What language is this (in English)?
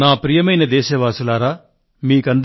Telugu